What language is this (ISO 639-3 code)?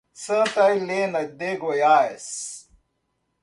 por